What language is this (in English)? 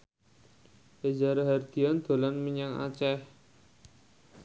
Javanese